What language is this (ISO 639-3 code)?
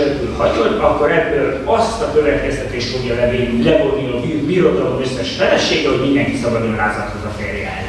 hun